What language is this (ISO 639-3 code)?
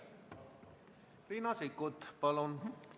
est